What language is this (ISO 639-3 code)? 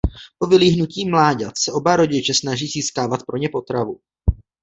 ces